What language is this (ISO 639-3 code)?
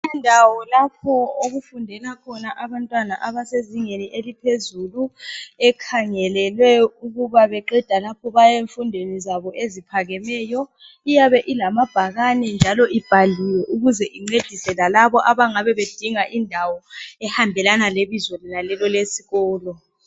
nde